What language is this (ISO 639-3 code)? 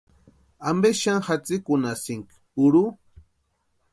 pua